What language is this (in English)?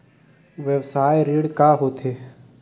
Chhattisgarhi